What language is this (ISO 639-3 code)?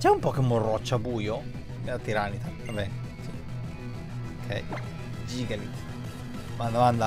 ita